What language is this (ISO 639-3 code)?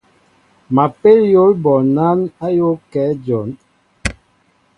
mbo